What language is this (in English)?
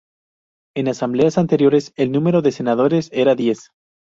Spanish